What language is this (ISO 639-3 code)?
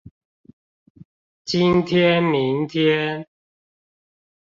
zho